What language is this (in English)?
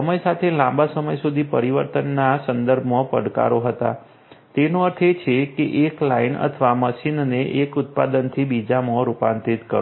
Gujarati